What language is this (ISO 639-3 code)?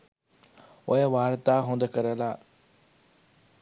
sin